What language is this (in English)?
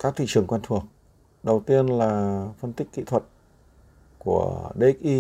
Vietnamese